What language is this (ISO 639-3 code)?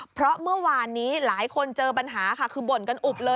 tha